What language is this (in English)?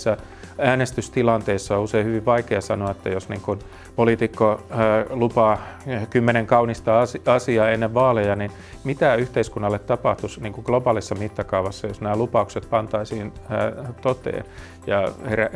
Finnish